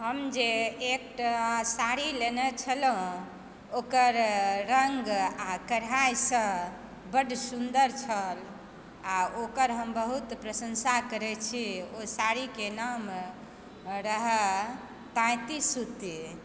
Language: Maithili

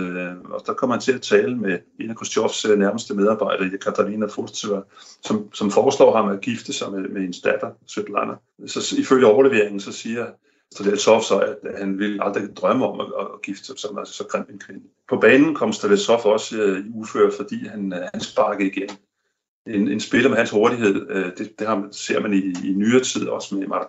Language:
Danish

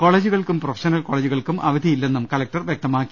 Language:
Malayalam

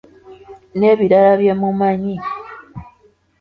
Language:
Ganda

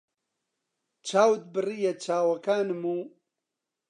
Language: Central Kurdish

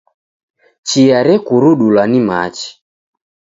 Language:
Taita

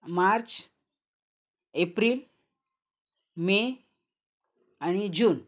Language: Marathi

